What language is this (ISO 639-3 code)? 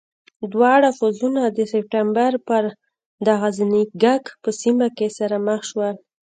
pus